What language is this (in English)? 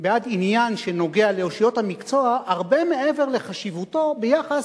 Hebrew